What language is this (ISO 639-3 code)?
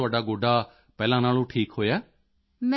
pan